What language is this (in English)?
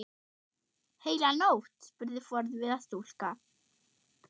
Icelandic